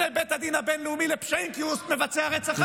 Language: Hebrew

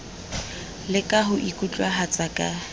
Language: Southern Sotho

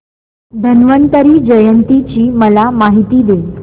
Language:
Marathi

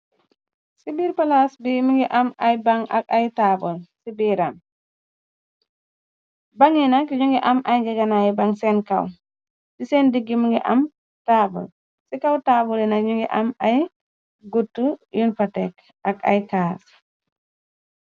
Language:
Wolof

